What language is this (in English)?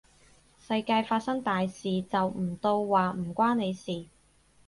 Cantonese